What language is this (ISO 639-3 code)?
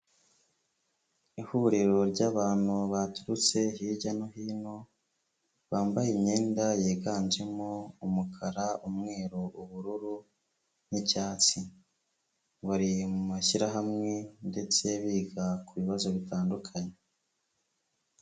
kin